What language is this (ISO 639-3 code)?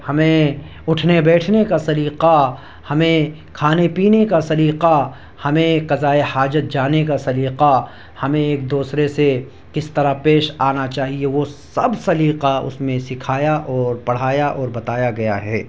urd